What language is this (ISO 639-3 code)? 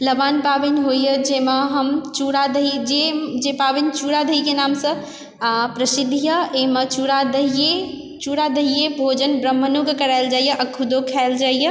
mai